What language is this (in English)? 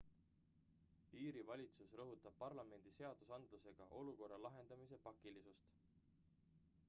Estonian